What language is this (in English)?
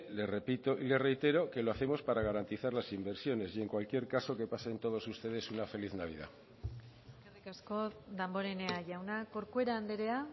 Spanish